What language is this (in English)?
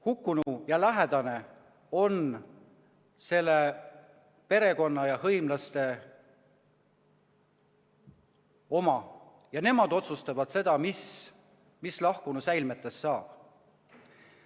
Estonian